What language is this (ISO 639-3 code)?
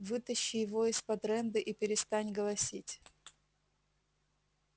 rus